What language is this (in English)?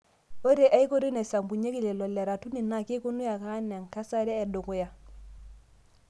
Masai